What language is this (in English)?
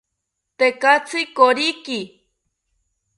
South Ucayali Ashéninka